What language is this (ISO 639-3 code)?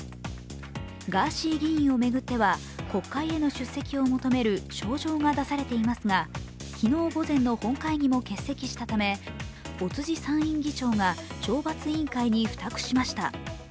jpn